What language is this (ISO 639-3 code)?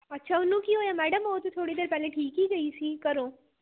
pan